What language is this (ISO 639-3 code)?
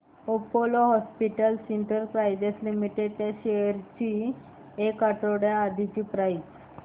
mar